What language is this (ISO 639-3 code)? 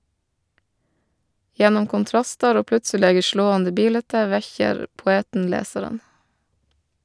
nor